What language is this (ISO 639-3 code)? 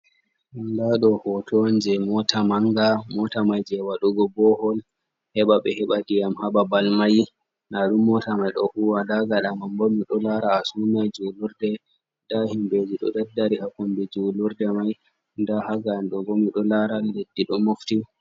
ful